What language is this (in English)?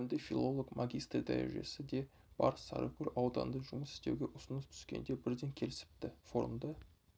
Kazakh